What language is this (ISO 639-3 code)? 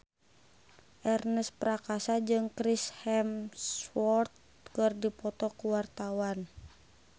sun